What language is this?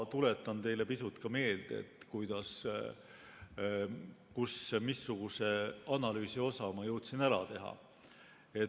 Estonian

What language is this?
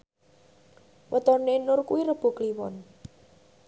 Javanese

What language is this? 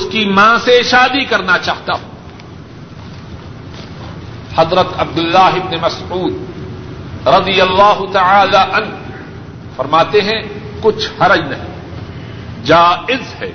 Urdu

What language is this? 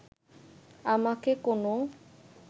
Bangla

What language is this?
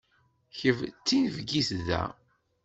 Kabyle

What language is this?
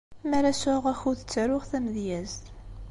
Kabyle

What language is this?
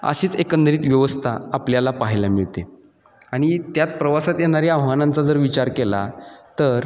Marathi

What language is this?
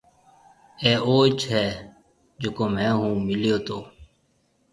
Marwari (Pakistan)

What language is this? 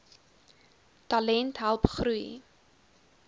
Afrikaans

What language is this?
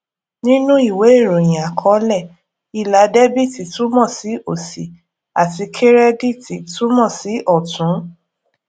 Yoruba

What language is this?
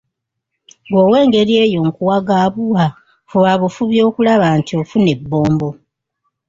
Ganda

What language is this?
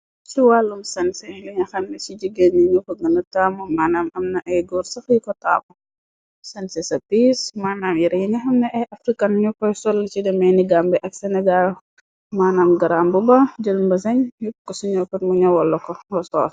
Wolof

